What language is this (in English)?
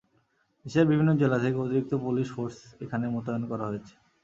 Bangla